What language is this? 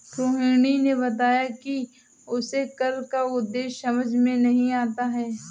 Hindi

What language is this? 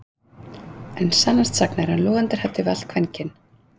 Icelandic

